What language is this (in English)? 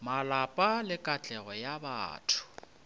Northern Sotho